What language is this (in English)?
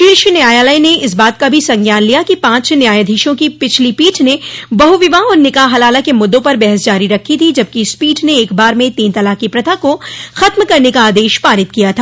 Hindi